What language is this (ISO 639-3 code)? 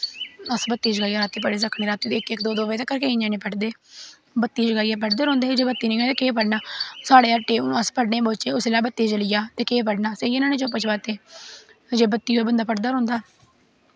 doi